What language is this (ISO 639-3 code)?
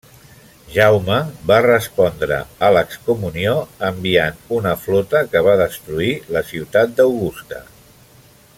cat